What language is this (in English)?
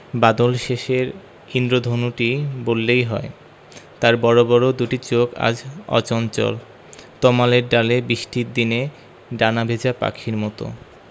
Bangla